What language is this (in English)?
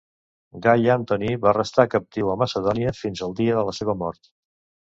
Catalan